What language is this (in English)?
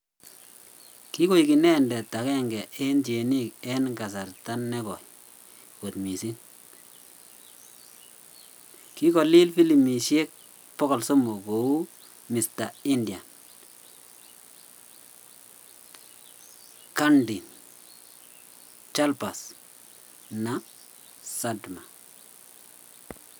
Kalenjin